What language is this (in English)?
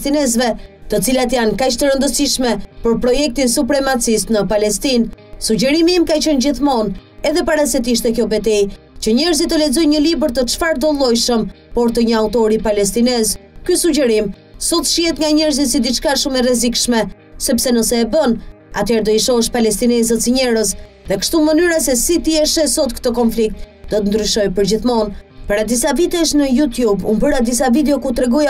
Romanian